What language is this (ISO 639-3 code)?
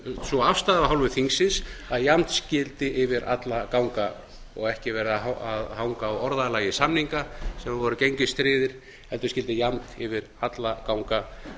isl